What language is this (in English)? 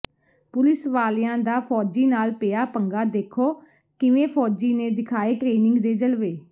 Punjabi